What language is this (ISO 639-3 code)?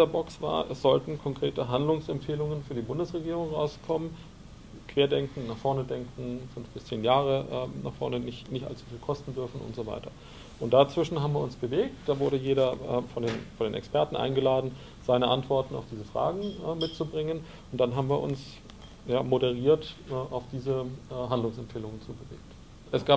deu